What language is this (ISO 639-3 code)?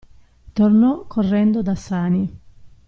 ita